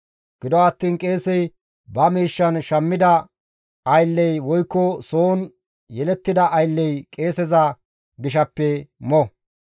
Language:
Gamo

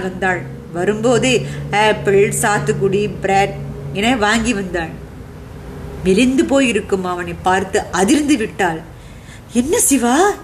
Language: Tamil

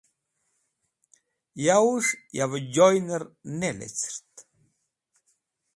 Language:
Wakhi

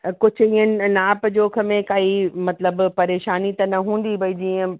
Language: Sindhi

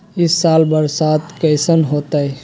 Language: Magahi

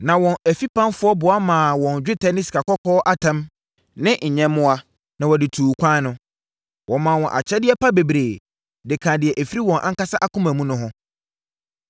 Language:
Akan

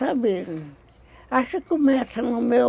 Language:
Portuguese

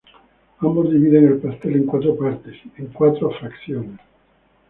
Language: Spanish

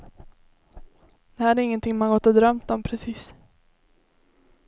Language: Swedish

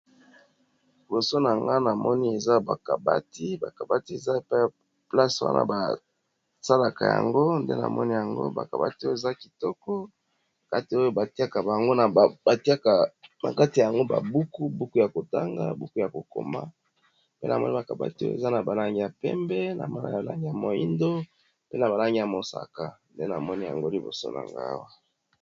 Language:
Lingala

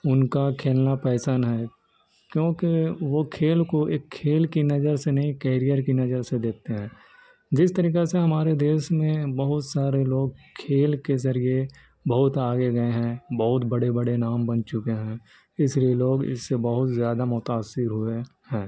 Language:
Urdu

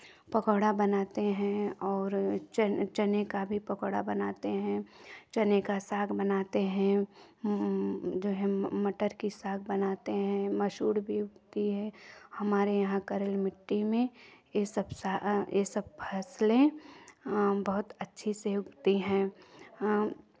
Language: Hindi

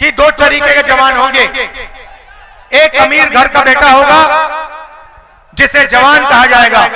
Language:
Hindi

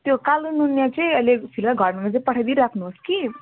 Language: Nepali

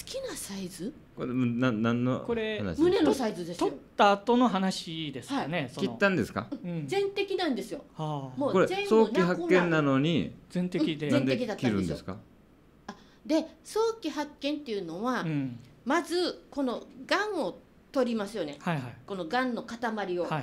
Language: Japanese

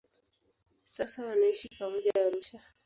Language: Swahili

